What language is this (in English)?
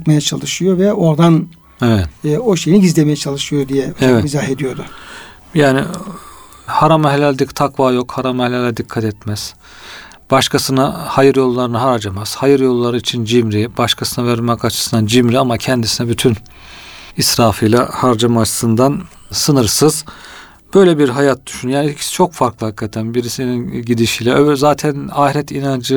Turkish